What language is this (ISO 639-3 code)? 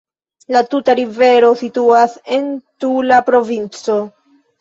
epo